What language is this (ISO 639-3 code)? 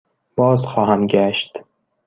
fas